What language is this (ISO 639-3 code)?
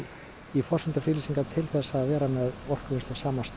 isl